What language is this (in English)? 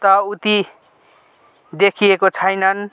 Nepali